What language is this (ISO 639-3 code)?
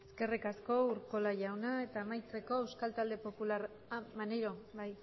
eus